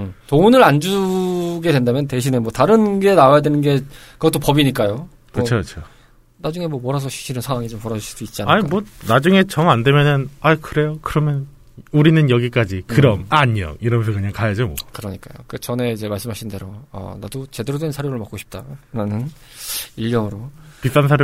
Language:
Korean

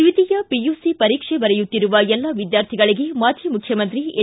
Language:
Kannada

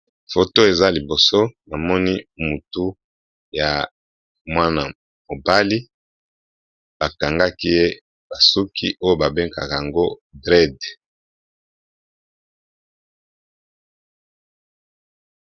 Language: Lingala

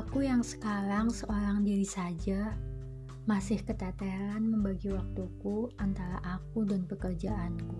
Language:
Indonesian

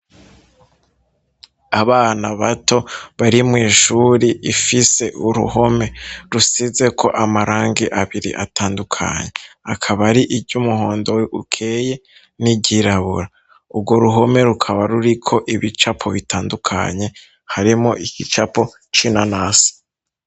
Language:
Rundi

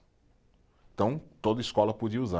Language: Portuguese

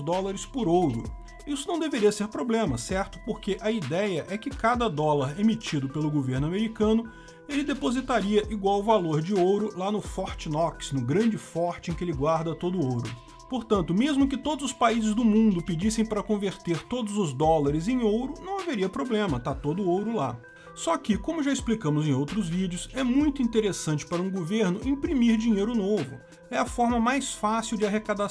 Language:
Portuguese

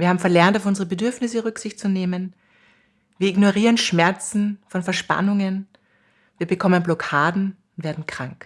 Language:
German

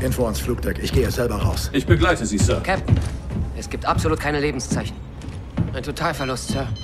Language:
German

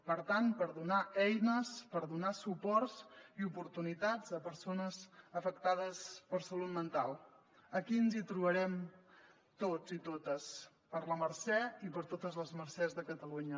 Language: Catalan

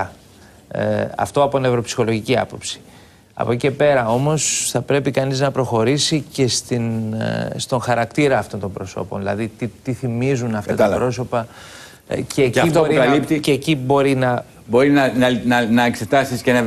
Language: Greek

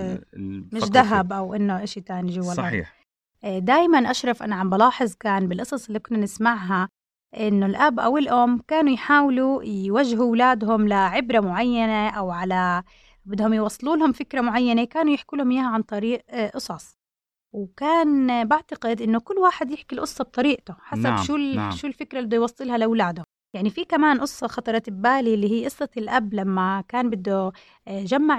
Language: Arabic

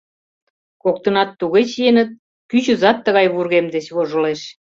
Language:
Mari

